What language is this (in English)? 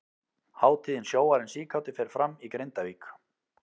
Icelandic